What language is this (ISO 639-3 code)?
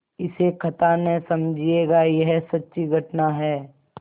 hin